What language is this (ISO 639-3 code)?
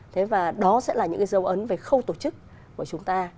vie